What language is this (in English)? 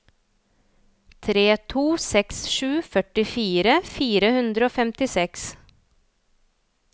Norwegian